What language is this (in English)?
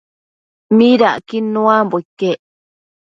Matsés